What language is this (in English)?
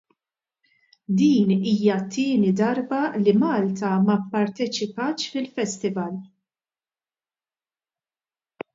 Maltese